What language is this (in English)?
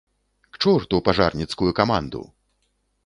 Belarusian